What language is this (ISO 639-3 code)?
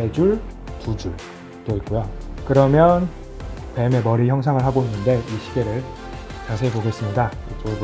kor